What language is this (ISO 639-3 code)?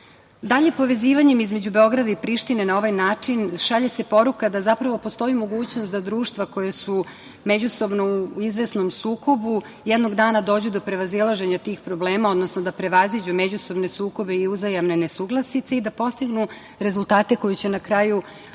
srp